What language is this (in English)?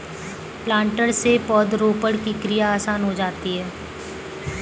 Hindi